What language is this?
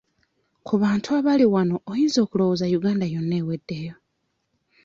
Ganda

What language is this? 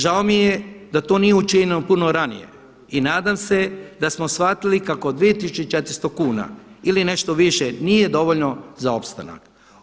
Croatian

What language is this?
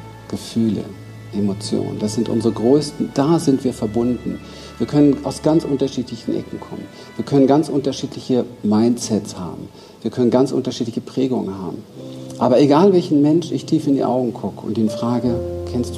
German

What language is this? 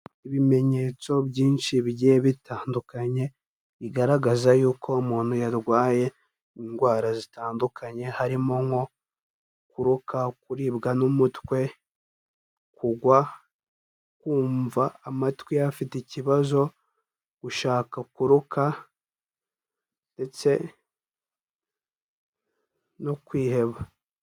Kinyarwanda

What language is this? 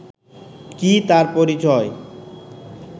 Bangla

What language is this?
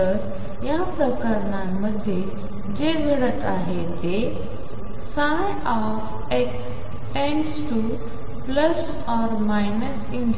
Marathi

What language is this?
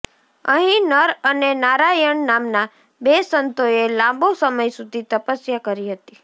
Gujarati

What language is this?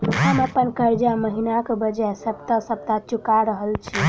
Maithili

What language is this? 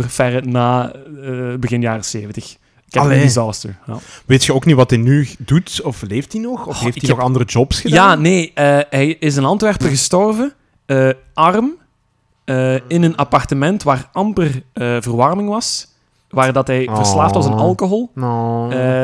Dutch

